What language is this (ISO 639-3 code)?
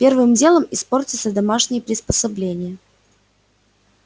rus